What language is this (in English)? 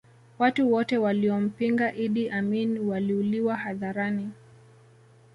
Swahili